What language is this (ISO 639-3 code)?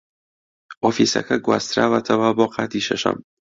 ckb